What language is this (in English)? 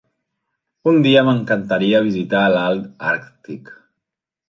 Catalan